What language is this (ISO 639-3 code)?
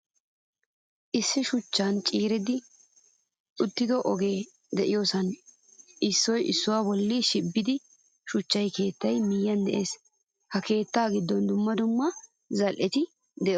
wal